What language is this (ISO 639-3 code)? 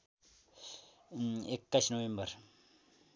nep